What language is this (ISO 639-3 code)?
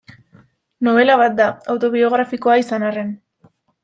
eus